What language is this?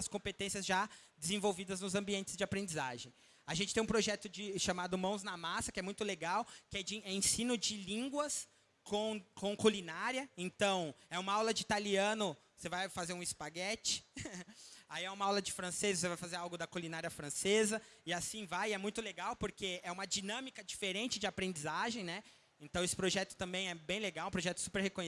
Portuguese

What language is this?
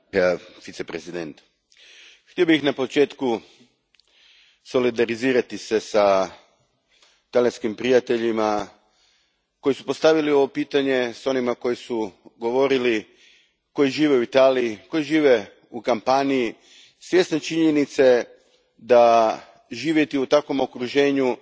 Croatian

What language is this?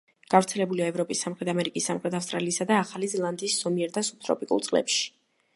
Georgian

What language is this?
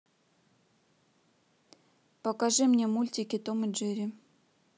Russian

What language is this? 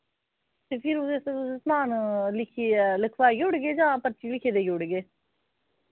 Dogri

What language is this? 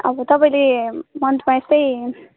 Nepali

